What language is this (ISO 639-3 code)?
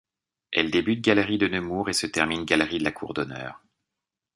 fra